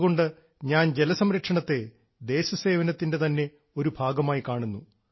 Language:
Malayalam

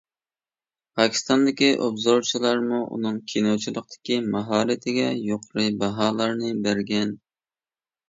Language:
Uyghur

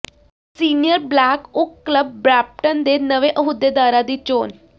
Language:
Punjabi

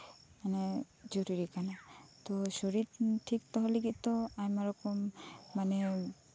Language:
Santali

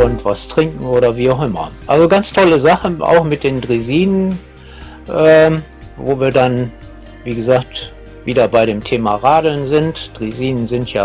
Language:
German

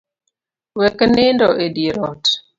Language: Luo (Kenya and Tanzania)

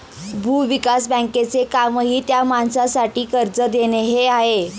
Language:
Marathi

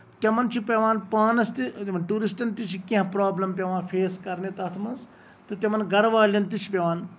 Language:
Kashmiri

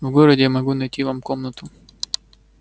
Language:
Russian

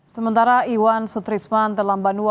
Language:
Indonesian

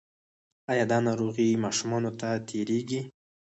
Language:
Pashto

